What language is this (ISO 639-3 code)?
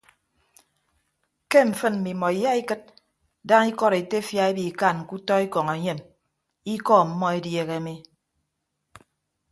ibb